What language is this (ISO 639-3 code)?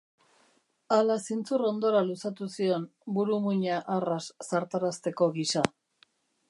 eus